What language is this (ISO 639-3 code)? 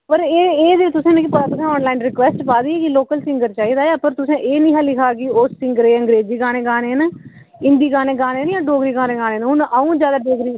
doi